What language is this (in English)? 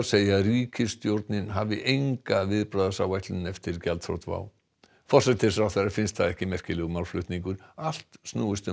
Icelandic